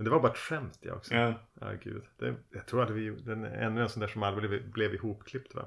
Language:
Swedish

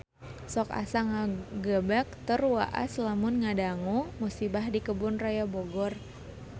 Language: Sundanese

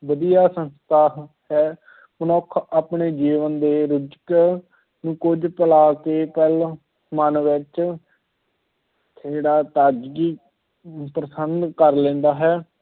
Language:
Punjabi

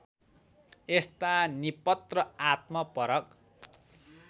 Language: Nepali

